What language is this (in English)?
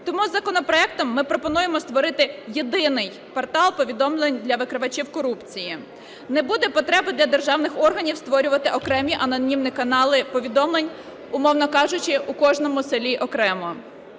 Ukrainian